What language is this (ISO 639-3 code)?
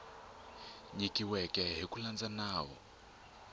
tso